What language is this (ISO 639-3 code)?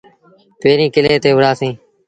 sbn